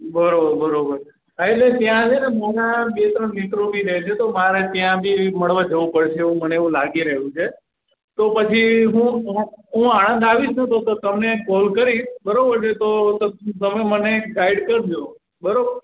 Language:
Gujarati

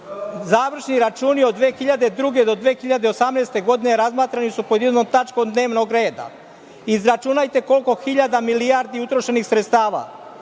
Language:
Serbian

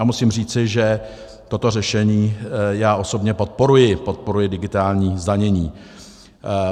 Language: Czech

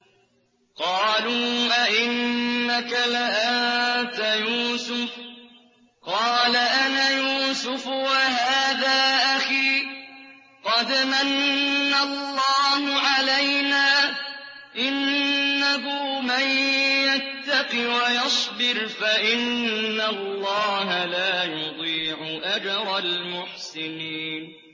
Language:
Arabic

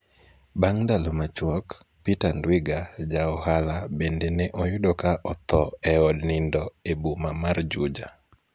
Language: Luo (Kenya and Tanzania)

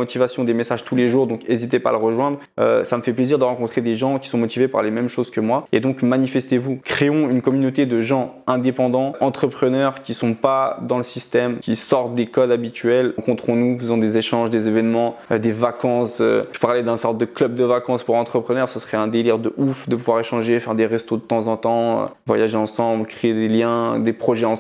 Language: French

